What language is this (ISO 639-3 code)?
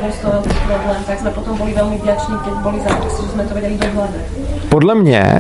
ces